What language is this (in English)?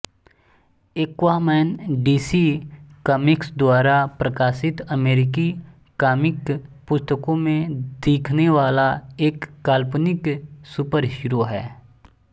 Hindi